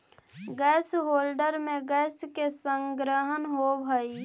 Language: Magahi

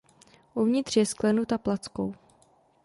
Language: Czech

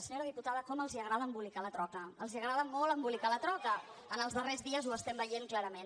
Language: Catalan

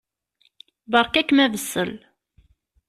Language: Kabyle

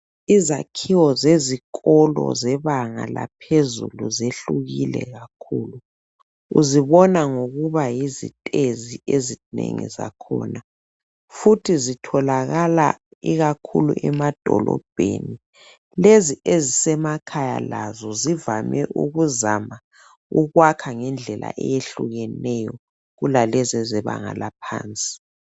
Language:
North Ndebele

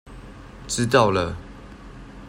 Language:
Chinese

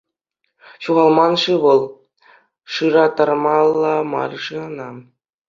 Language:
Chuvash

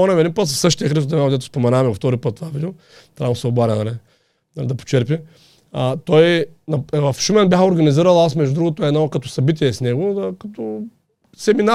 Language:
Bulgarian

